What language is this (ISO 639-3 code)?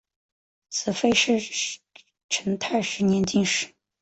zho